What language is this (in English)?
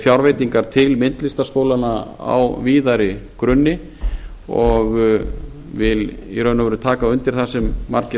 Icelandic